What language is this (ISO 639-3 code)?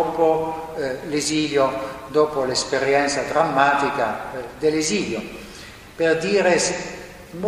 ita